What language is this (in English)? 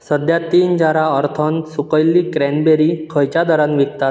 Konkani